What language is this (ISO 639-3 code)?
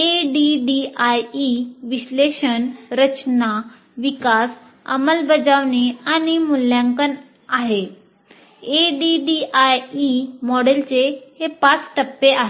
mar